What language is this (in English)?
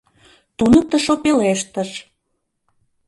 Mari